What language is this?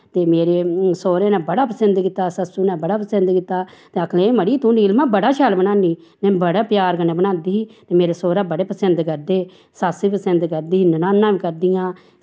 Dogri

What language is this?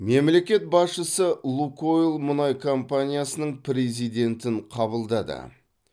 Kazakh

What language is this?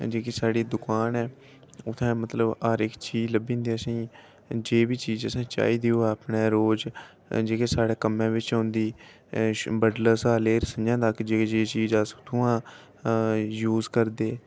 Dogri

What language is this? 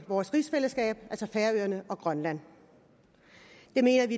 Danish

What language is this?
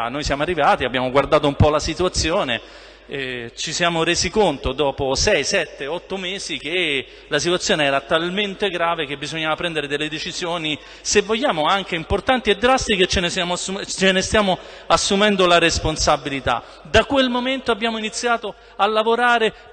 Italian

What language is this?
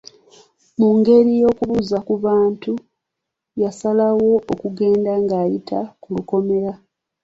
Ganda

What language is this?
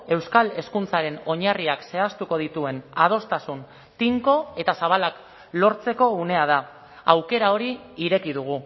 Basque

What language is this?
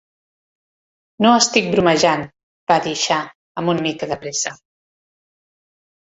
Catalan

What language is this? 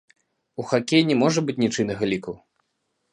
Belarusian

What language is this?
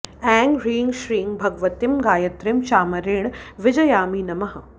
Sanskrit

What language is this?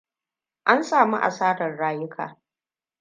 Hausa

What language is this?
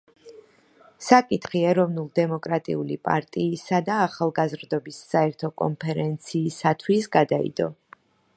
Georgian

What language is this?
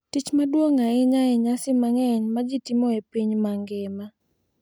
Luo (Kenya and Tanzania)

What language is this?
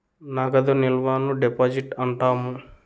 Telugu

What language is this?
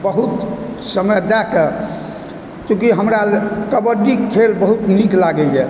Maithili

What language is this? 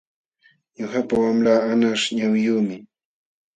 Jauja Wanca Quechua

